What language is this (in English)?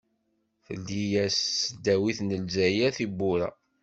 Kabyle